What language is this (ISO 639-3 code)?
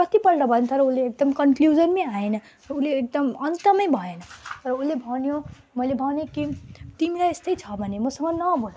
nep